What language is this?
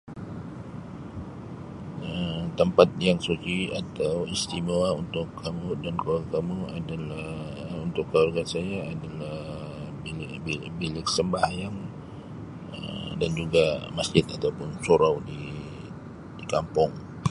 Sabah Malay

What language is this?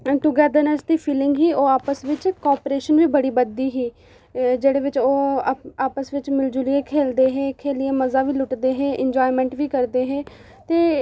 Dogri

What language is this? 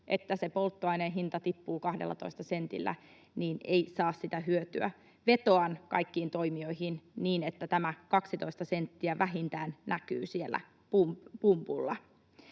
Finnish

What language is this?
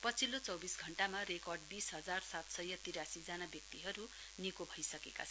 Nepali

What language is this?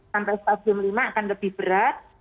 Indonesian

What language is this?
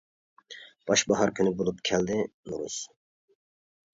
Uyghur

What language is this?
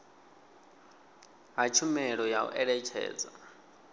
Venda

